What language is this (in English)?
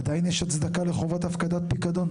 Hebrew